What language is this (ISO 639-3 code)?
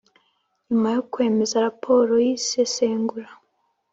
kin